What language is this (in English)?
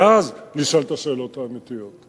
Hebrew